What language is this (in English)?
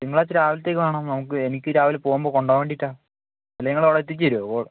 Malayalam